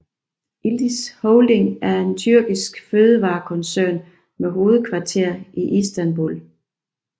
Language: Danish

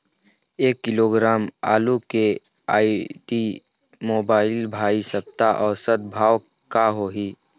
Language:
Chhattisgarhi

